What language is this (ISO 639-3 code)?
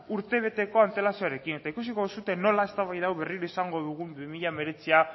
eus